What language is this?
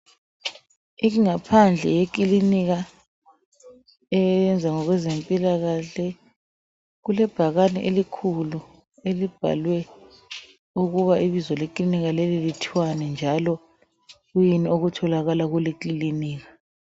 North Ndebele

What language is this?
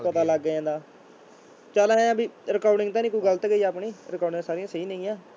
Punjabi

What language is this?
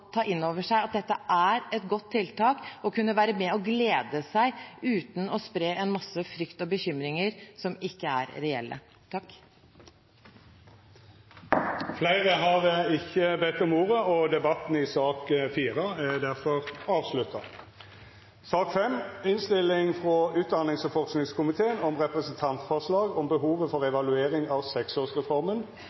Norwegian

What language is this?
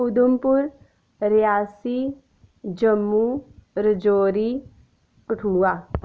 Dogri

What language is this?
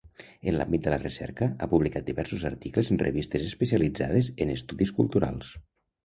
Catalan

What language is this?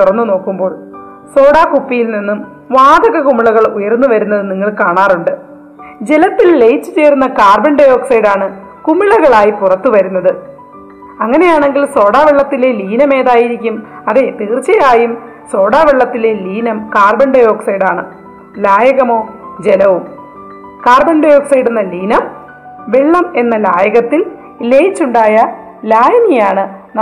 Malayalam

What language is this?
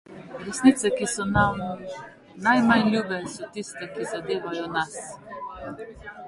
Slovenian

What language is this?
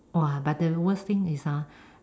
English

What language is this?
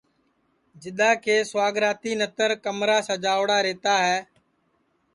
Sansi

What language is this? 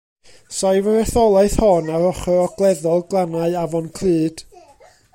Welsh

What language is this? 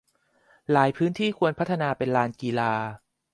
Thai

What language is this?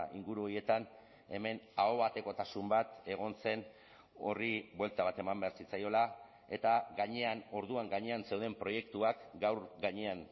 Basque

